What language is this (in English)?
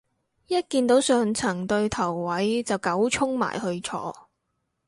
Cantonese